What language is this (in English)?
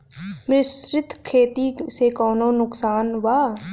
Bhojpuri